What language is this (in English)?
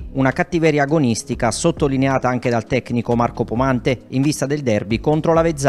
Italian